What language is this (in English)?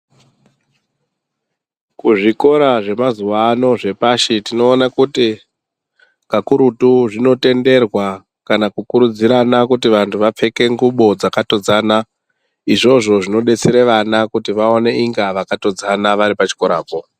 Ndau